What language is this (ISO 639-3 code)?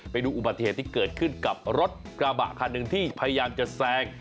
tha